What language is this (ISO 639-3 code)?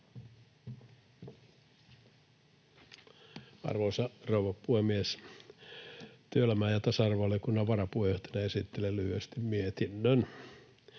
fin